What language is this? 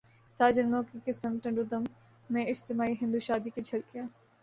Urdu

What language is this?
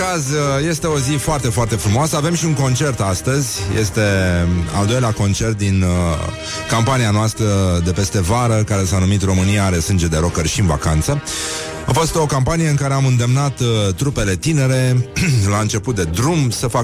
Romanian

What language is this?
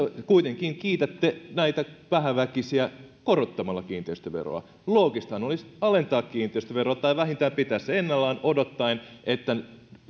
Finnish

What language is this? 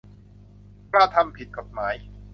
Thai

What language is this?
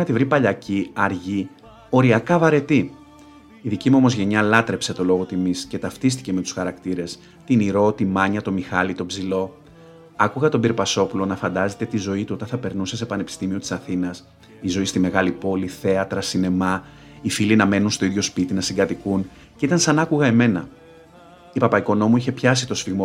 Greek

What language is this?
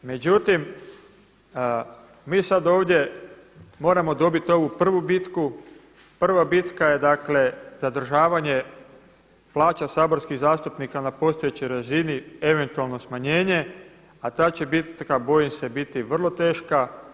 Croatian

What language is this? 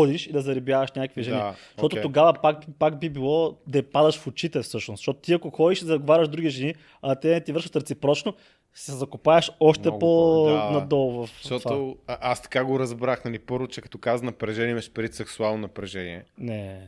Bulgarian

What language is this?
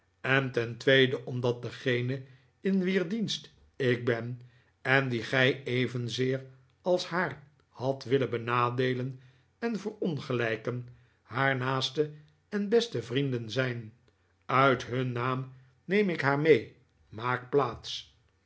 Dutch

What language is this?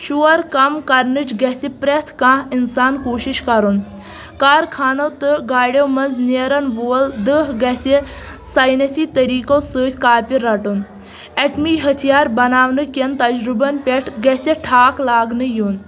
Kashmiri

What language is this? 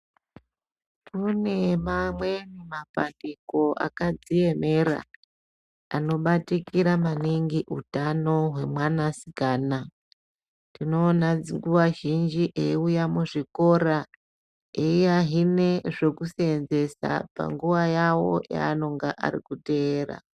Ndau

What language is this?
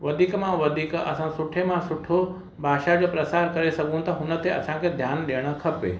Sindhi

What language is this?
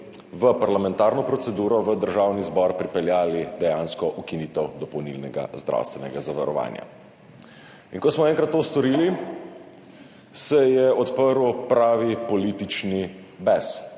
Slovenian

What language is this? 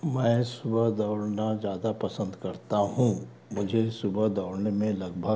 Hindi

